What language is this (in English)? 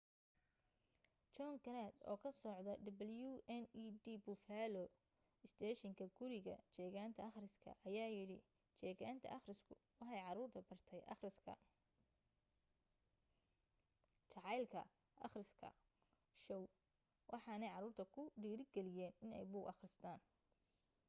Somali